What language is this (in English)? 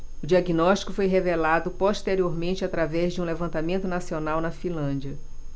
Portuguese